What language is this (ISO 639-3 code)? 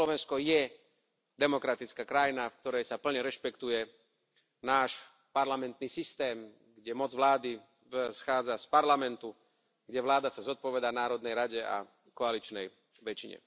slk